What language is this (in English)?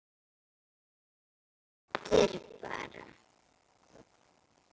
Icelandic